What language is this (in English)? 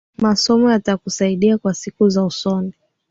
Swahili